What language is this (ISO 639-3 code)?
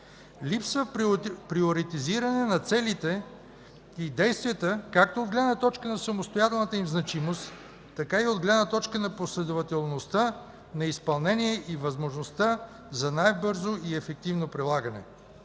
bul